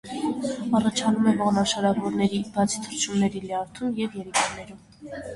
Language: Armenian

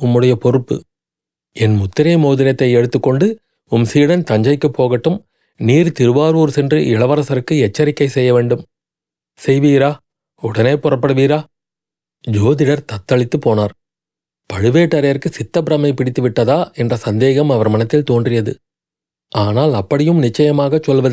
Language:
Tamil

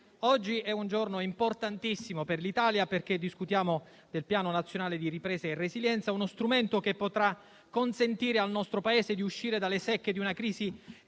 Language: Italian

